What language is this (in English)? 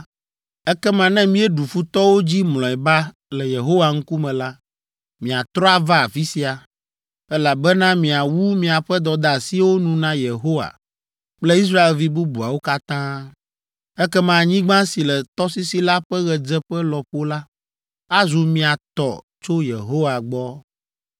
Ewe